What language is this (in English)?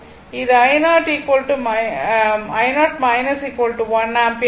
Tamil